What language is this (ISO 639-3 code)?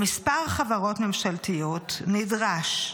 heb